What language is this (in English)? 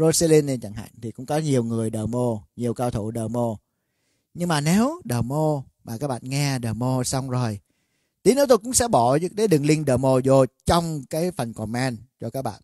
Vietnamese